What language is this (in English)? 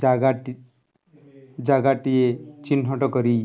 Odia